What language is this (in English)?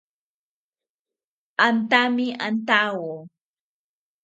South Ucayali Ashéninka